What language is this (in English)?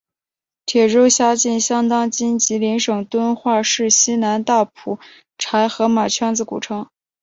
Chinese